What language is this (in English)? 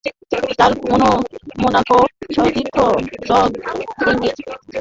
Bangla